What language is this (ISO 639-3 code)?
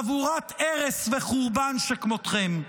heb